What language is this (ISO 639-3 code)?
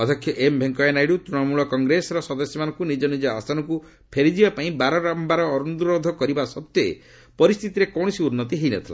ori